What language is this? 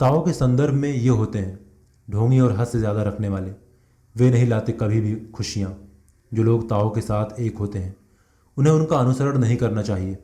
Hindi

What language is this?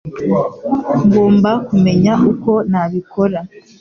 Kinyarwanda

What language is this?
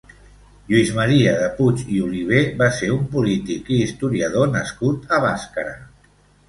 Catalan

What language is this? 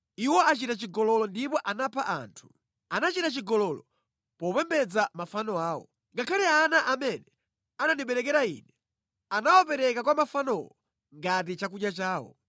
Nyanja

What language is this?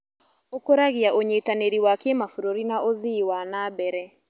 Kikuyu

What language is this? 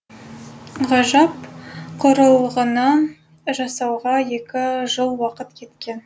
Kazakh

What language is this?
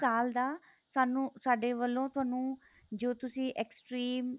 Punjabi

